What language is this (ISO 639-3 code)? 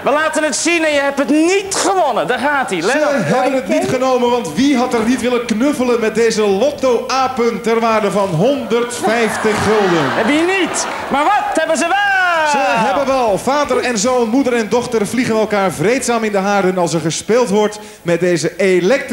nld